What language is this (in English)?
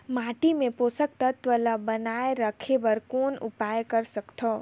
Chhattisgarhi